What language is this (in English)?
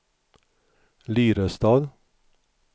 Swedish